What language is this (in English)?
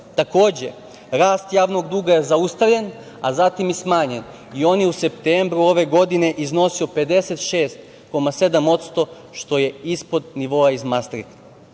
Serbian